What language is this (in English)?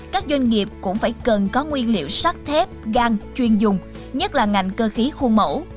Vietnamese